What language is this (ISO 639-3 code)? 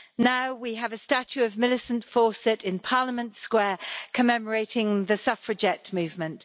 eng